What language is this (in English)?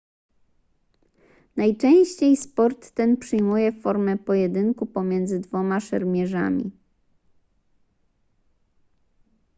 Polish